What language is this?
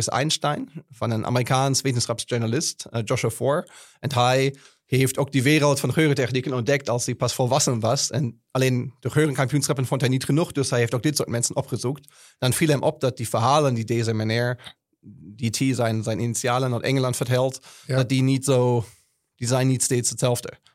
Dutch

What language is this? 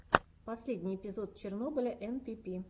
Russian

